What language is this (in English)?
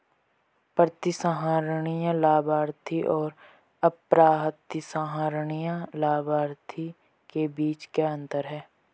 Hindi